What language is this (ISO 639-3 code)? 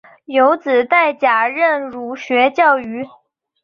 zho